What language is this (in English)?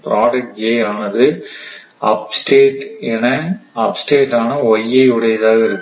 Tamil